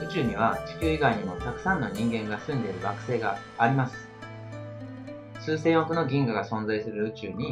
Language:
Japanese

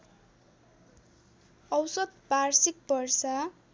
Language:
Nepali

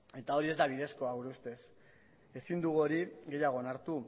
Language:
Basque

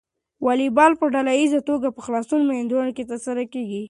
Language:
Pashto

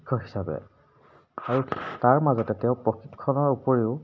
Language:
Assamese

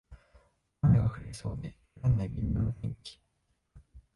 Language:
Japanese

